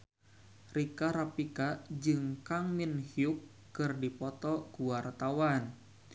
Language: Sundanese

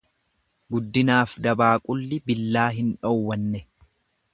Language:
Oromo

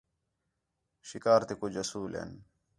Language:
Khetrani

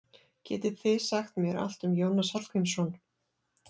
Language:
Icelandic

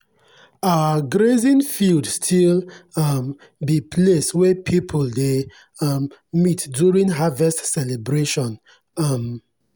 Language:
Nigerian Pidgin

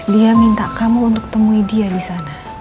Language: Indonesian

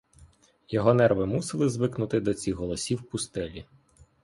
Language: Ukrainian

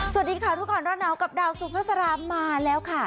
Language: Thai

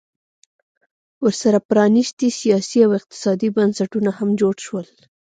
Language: Pashto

